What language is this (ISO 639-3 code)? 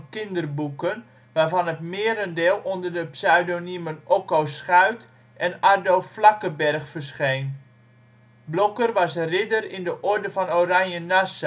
nld